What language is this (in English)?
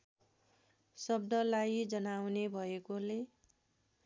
Nepali